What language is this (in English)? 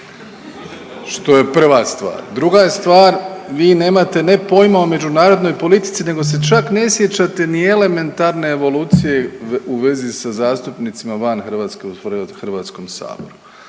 Croatian